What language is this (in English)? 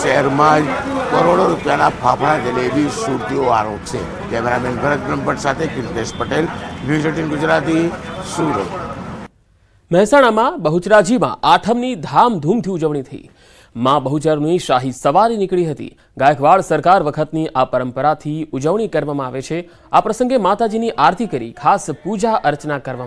Hindi